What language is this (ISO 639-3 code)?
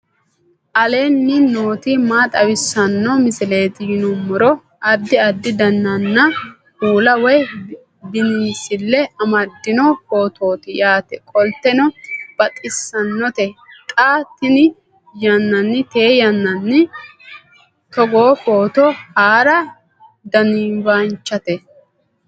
sid